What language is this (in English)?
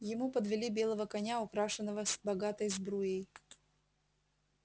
Russian